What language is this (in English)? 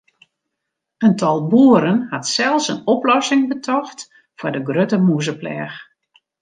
Western Frisian